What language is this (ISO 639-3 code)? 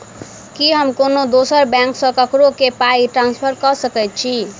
mai